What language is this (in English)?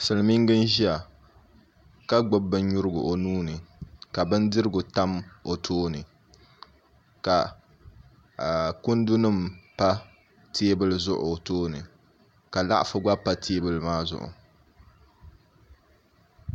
Dagbani